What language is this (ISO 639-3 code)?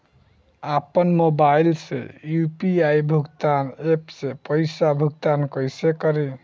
bho